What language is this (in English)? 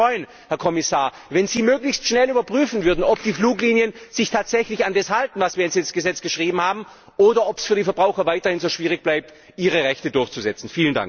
German